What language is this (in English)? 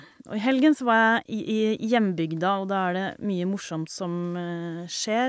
Norwegian